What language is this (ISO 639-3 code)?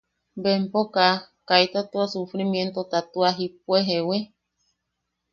yaq